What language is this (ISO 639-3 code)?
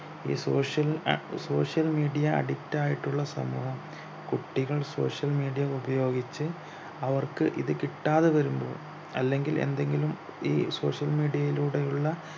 mal